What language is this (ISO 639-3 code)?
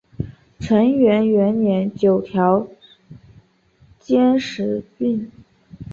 zho